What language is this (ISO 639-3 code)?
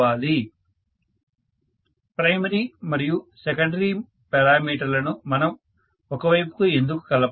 tel